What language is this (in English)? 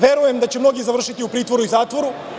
Serbian